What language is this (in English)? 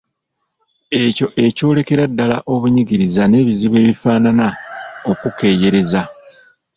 Ganda